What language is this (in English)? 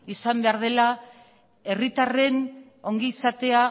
Basque